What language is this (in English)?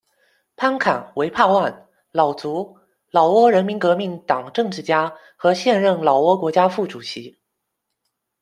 Chinese